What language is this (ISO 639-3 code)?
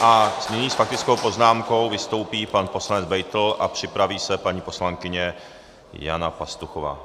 ces